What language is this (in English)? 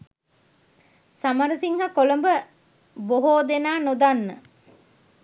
Sinhala